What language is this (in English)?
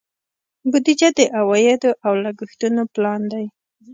Pashto